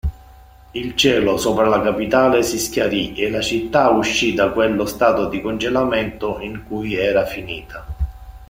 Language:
Italian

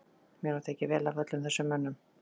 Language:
Icelandic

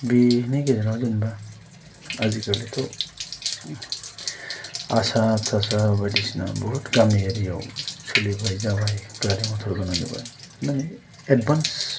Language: Bodo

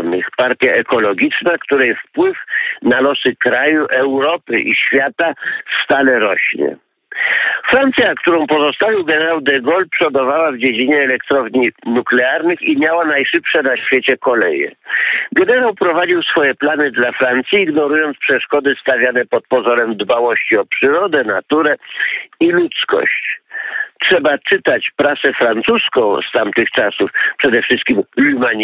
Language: Polish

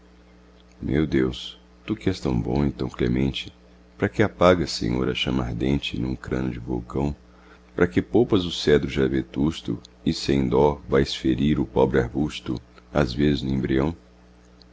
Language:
Portuguese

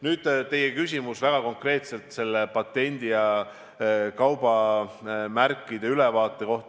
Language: Estonian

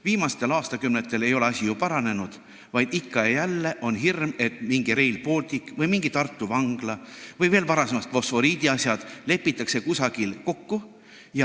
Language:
Estonian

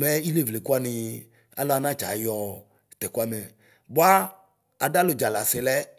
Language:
Ikposo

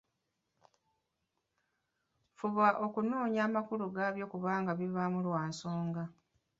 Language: Ganda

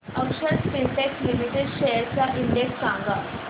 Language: Marathi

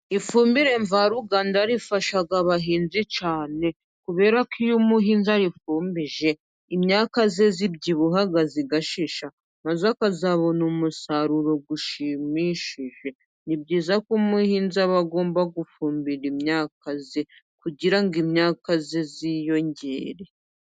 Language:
Kinyarwanda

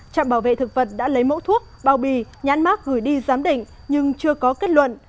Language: Vietnamese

